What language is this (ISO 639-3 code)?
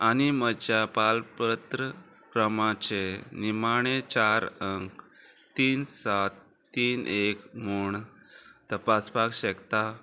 kok